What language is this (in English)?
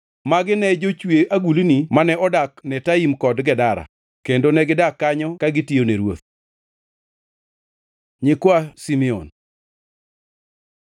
Luo (Kenya and Tanzania)